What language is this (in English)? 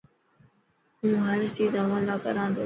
Dhatki